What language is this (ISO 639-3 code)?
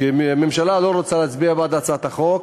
heb